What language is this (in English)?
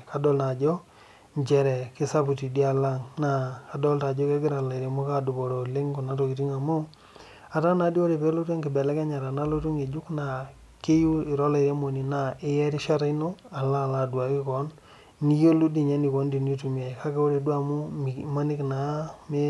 Masai